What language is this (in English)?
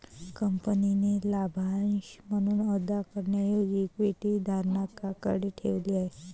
Marathi